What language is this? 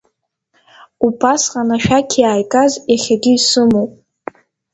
Abkhazian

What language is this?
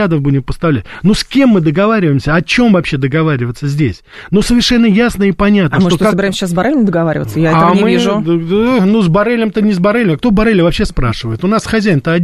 Russian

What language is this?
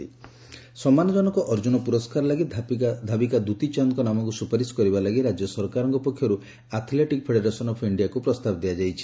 Odia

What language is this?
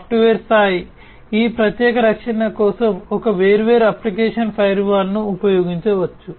Telugu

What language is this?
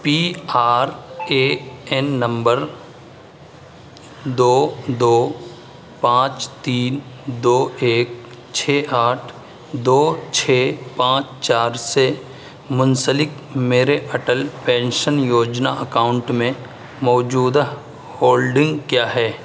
Urdu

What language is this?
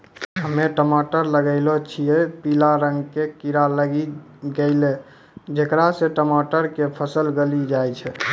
Maithili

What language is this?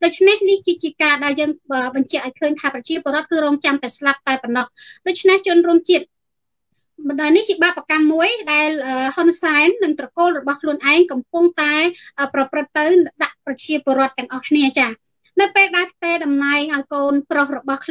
Vietnamese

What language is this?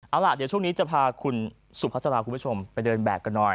Thai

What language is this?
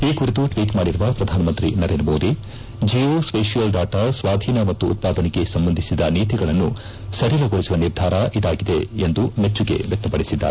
Kannada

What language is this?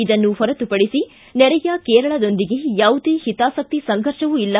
Kannada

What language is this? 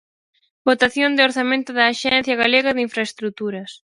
Galician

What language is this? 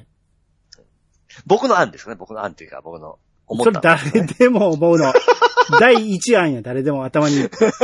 Japanese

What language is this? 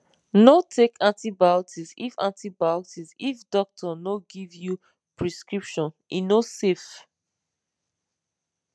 Nigerian Pidgin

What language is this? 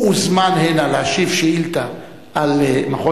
Hebrew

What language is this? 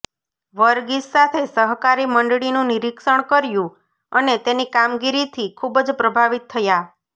Gujarati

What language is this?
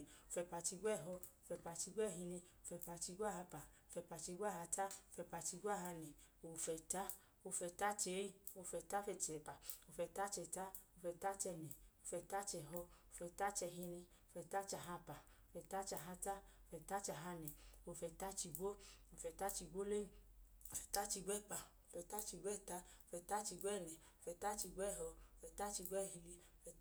Idoma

